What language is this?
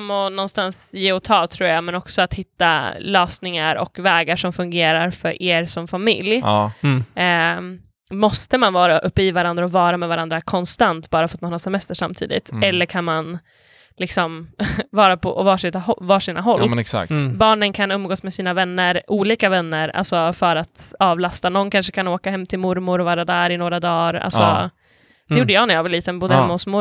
Swedish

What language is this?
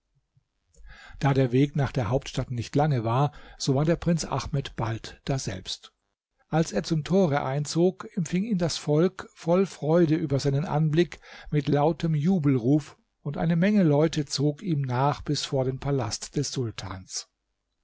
German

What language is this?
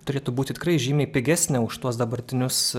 Lithuanian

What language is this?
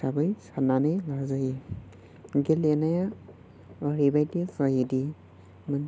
Bodo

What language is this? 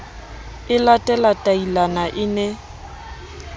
Southern Sotho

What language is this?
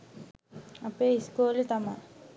Sinhala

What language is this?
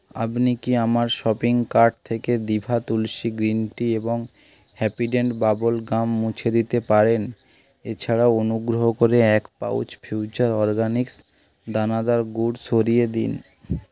Bangla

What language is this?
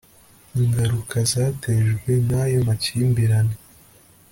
Kinyarwanda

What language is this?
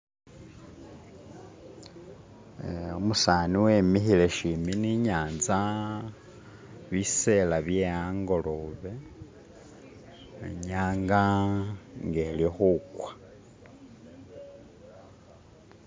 Masaaba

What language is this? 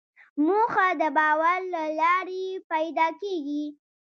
Pashto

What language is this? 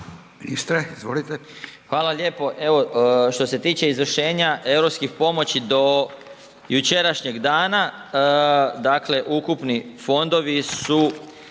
Croatian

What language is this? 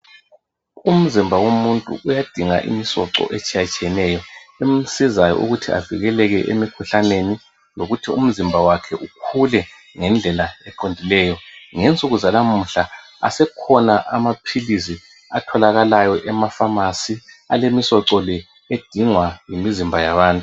North Ndebele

